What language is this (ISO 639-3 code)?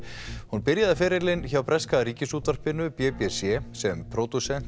isl